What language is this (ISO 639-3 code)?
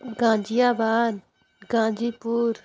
hin